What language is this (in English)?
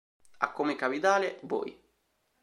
Italian